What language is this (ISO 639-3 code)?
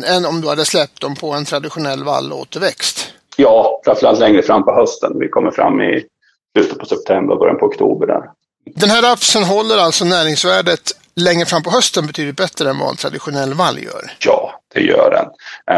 swe